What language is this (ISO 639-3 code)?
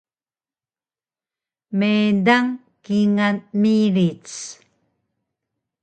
trv